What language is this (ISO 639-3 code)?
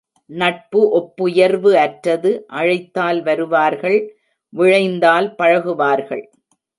tam